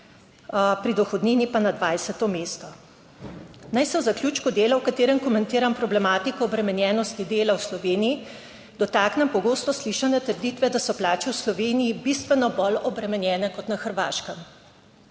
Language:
Slovenian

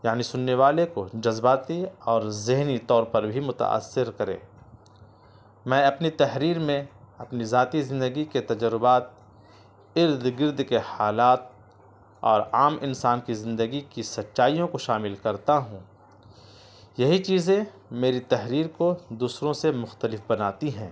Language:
Urdu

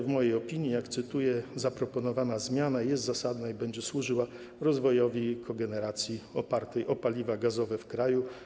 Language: Polish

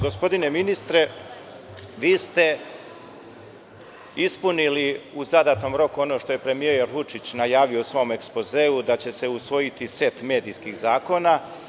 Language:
Serbian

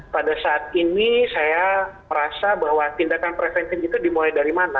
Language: Indonesian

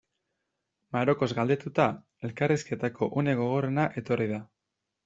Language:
Basque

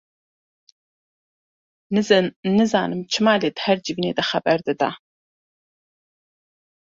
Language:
Kurdish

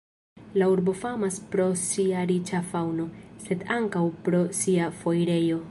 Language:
Esperanto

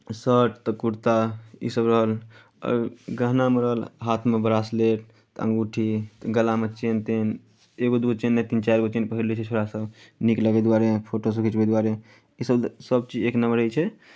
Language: Maithili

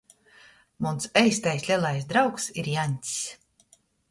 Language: Latgalian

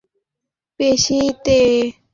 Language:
Bangla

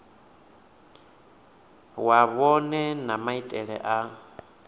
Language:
Venda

